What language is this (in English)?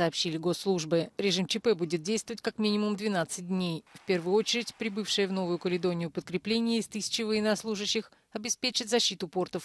Russian